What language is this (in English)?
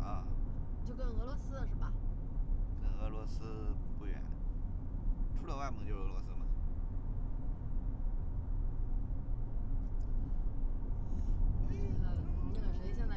Chinese